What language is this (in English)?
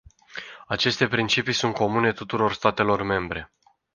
Romanian